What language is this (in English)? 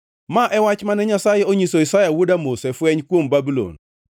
Luo (Kenya and Tanzania)